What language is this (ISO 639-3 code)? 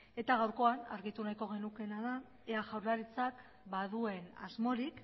eus